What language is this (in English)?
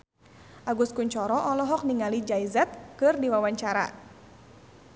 Sundanese